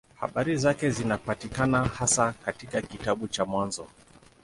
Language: Swahili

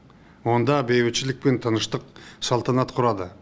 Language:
Kazakh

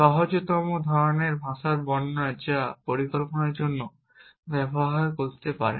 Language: Bangla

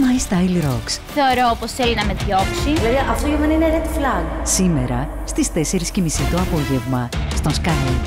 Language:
Greek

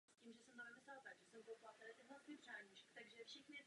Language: Czech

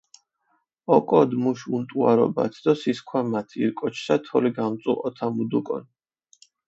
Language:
Mingrelian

